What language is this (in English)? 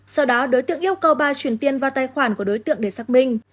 Vietnamese